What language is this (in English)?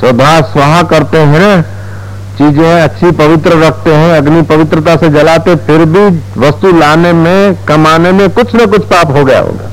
Hindi